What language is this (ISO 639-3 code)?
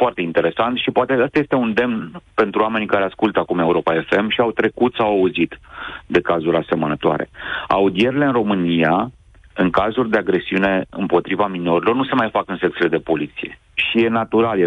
ron